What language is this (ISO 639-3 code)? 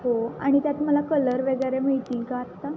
mar